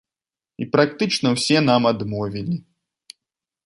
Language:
Belarusian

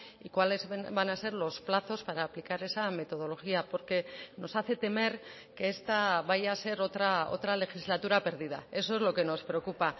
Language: Spanish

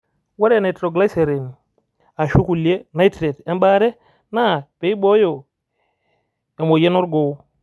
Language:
Masai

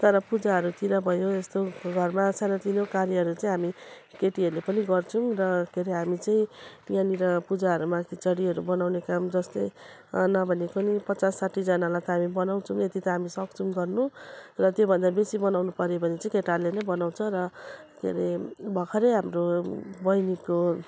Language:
Nepali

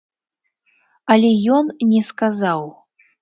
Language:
Belarusian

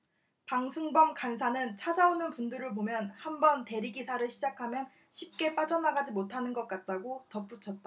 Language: Korean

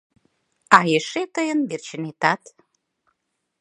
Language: Mari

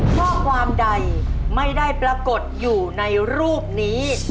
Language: Thai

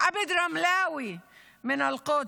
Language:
Hebrew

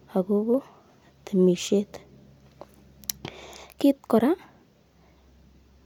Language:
Kalenjin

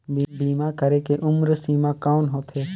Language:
Chhattisgarhi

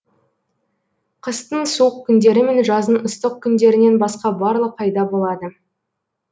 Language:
Kazakh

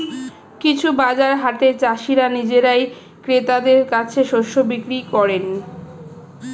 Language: Bangla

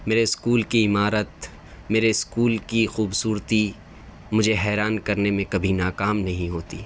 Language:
Urdu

